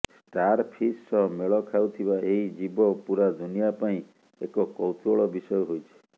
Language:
Odia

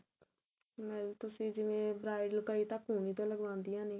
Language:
Punjabi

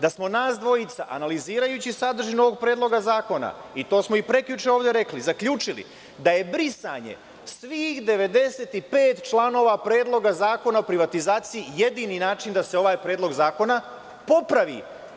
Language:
Serbian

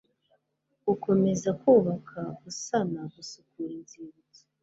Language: Kinyarwanda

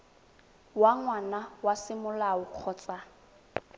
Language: Tswana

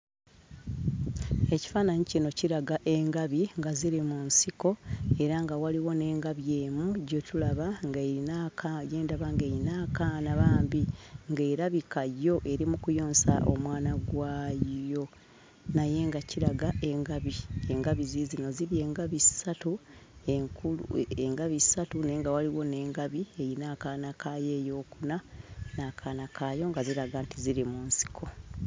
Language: Ganda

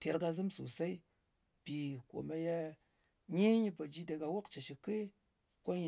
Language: Ngas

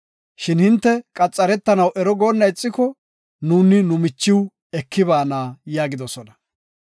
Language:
Gofa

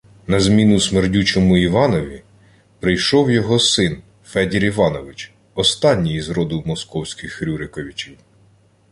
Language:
Ukrainian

